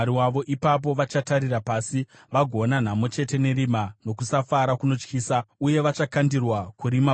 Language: Shona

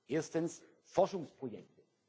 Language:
German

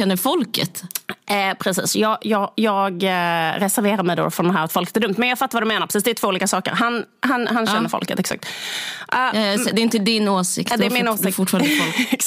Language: Swedish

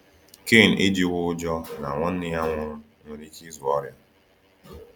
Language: Igbo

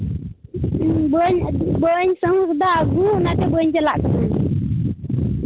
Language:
Santali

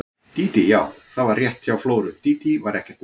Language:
Icelandic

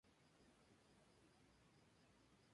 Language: Spanish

